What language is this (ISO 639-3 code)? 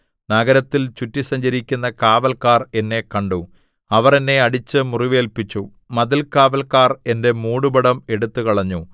mal